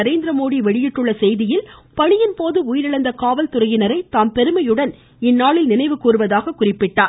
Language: Tamil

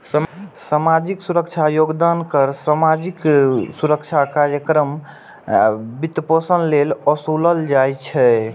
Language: Maithili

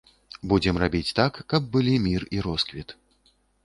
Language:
Belarusian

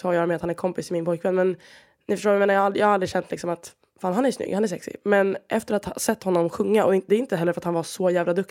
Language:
Swedish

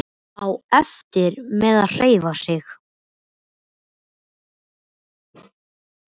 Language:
Icelandic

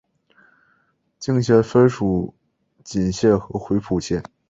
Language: Chinese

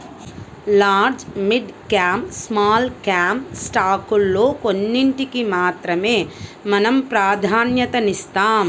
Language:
Telugu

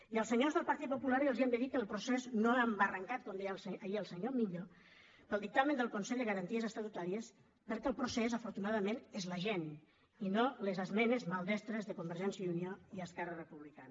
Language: Catalan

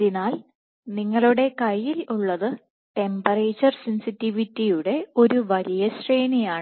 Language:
Malayalam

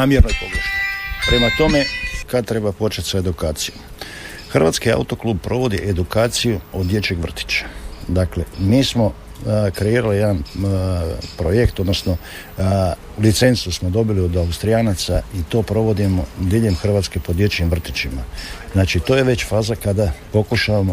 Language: Croatian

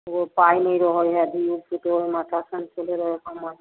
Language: Maithili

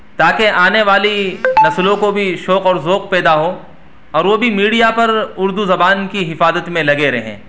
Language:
Urdu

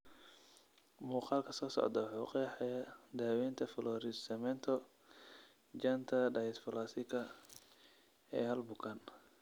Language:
Somali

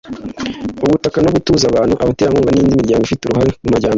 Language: Kinyarwanda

